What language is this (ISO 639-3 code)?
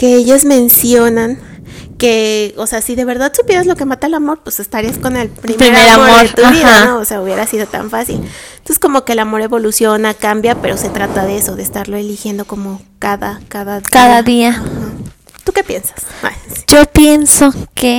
spa